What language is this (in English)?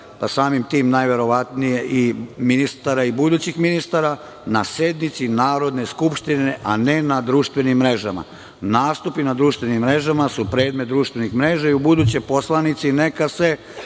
Serbian